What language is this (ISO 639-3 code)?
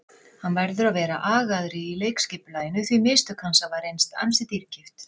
isl